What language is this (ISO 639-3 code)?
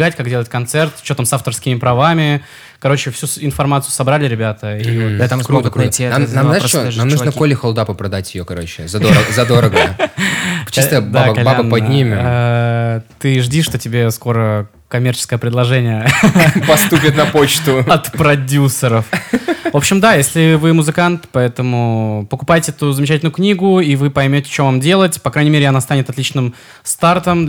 rus